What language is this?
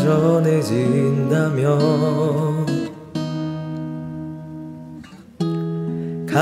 Korean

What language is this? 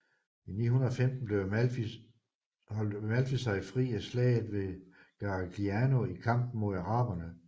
Danish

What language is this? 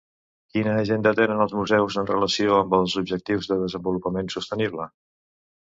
Catalan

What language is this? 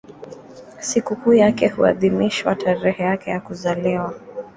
Swahili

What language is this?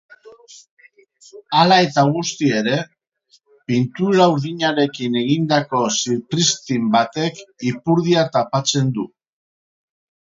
Basque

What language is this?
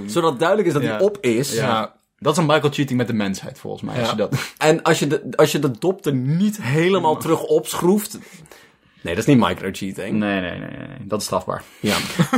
Dutch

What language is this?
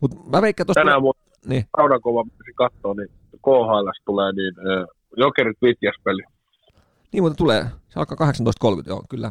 Finnish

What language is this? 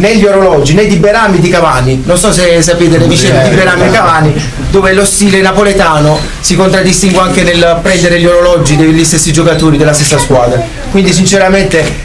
Italian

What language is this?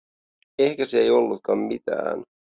Finnish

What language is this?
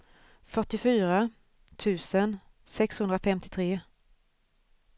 Swedish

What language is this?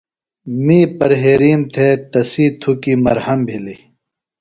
Phalura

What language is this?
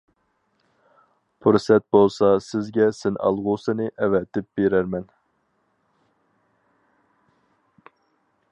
Uyghur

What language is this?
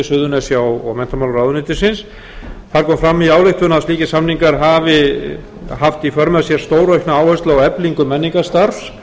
Icelandic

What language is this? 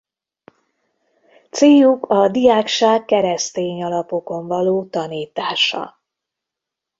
Hungarian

